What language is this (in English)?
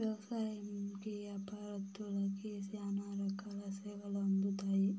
Telugu